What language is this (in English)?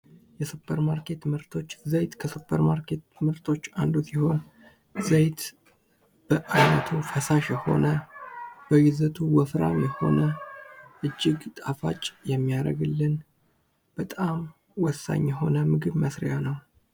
Amharic